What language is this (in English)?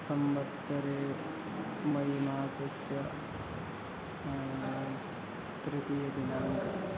Sanskrit